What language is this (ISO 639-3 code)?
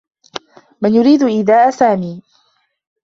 ara